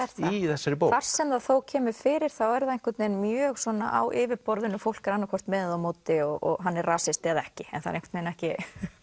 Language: Icelandic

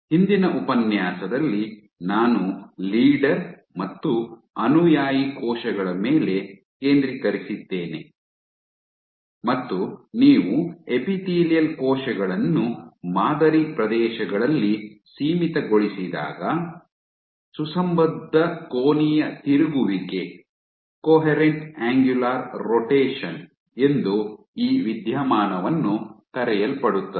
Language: Kannada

